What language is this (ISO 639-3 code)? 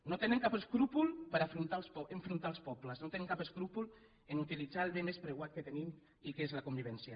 cat